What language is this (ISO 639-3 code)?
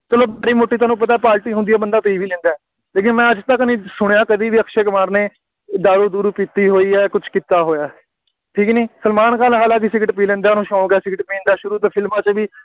pan